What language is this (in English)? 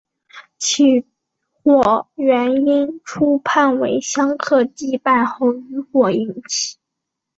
Chinese